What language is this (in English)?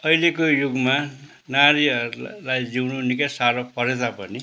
Nepali